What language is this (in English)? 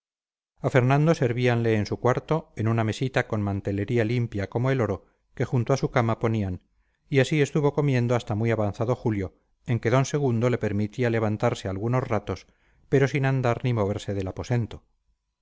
Spanish